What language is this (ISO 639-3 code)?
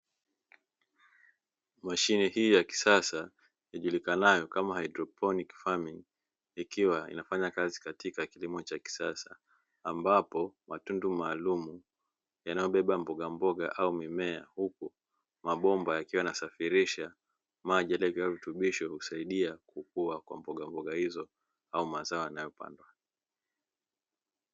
swa